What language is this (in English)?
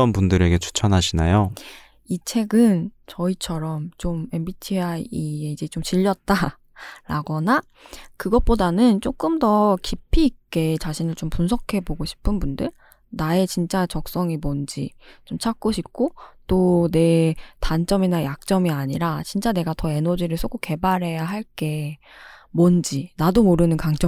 Korean